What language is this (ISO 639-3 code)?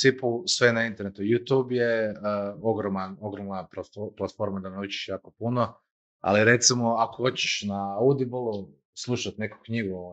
hrv